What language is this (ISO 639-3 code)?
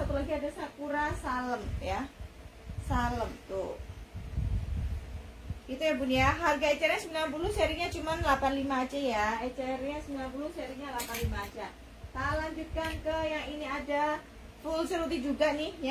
ind